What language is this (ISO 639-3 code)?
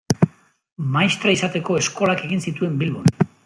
eus